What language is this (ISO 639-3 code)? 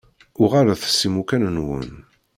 kab